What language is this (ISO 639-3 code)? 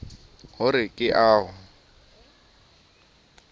sot